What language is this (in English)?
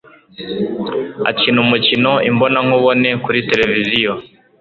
Kinyarwanda